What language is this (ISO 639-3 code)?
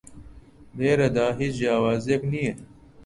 ckb